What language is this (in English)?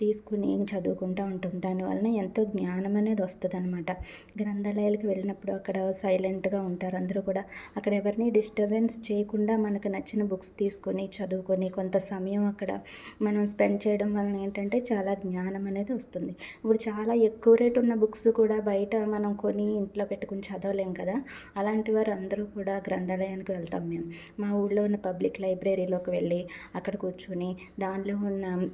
Telugu